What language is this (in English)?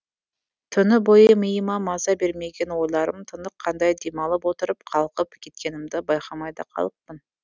Kazakh